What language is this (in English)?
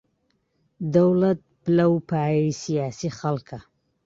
Central Kurdish